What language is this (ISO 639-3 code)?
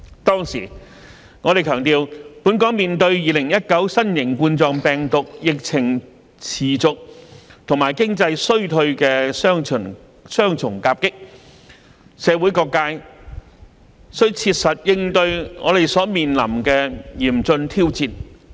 yue